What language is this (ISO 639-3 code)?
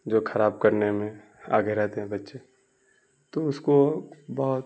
urd